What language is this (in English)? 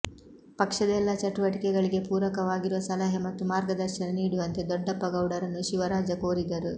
Kannada